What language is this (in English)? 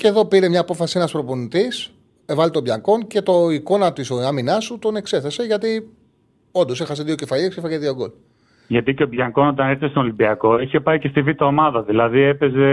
Greek